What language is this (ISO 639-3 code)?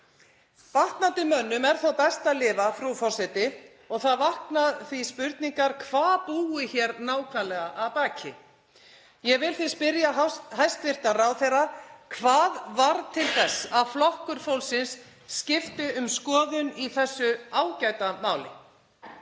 isl